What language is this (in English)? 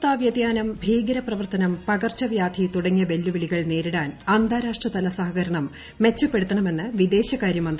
Malayalam